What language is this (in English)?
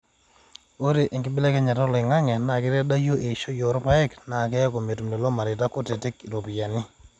Masai